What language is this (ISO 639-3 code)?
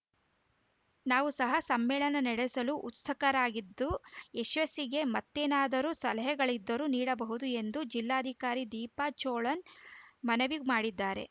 kan